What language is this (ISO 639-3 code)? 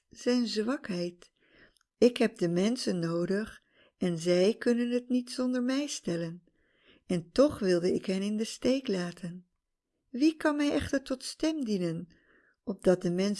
nld